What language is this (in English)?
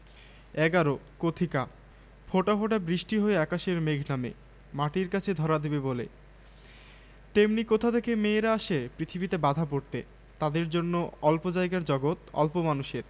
Bangla